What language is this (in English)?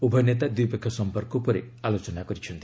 Odia